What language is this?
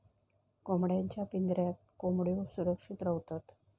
Marathi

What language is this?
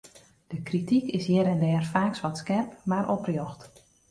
Western Frisian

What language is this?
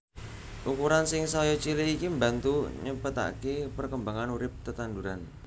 Javanese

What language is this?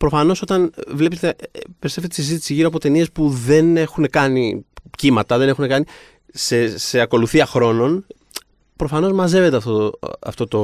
Greek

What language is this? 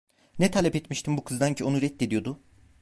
Turkish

